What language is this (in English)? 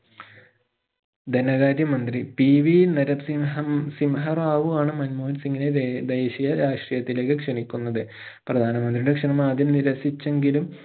Malayalam